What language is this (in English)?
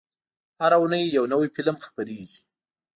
Pashto